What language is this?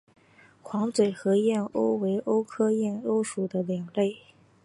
Chinese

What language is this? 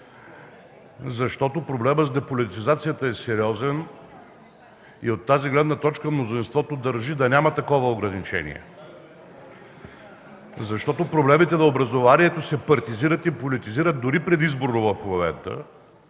Bulgarian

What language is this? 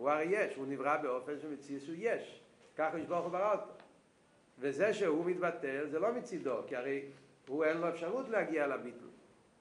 Hebrew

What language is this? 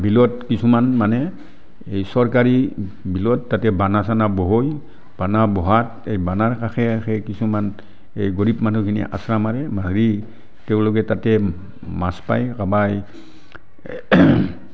Assamese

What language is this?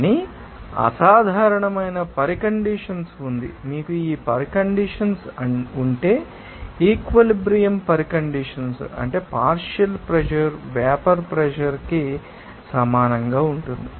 Telugu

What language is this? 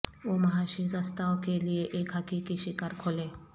Urdu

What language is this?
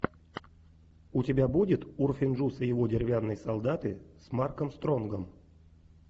Russian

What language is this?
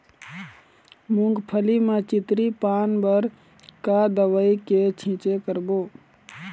Chhattisgarhi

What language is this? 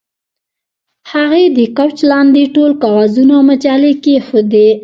Pashto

